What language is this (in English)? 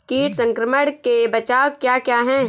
Hindi